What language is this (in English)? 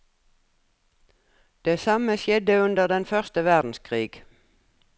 Norwegian